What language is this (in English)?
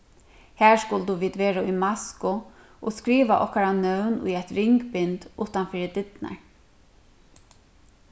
Faroese